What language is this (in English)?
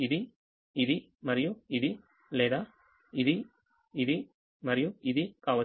Telugu